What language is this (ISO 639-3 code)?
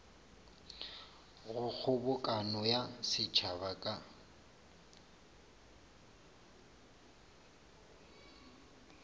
nso